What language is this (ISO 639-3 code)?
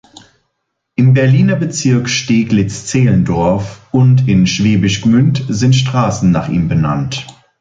deu